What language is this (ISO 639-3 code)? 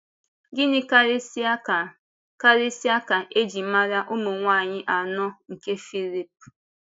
ibo